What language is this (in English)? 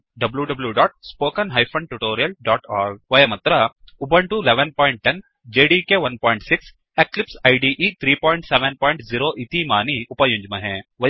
Sanskrit